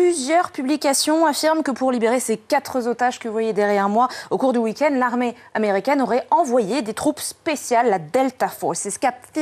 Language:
French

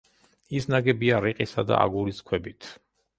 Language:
Georgian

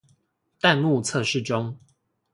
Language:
Chinese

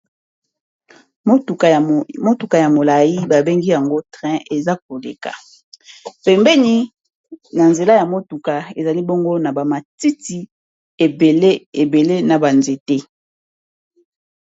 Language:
Lingala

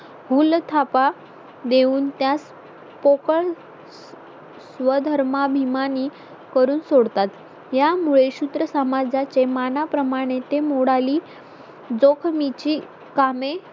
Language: Marathi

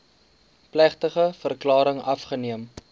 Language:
Afrikaans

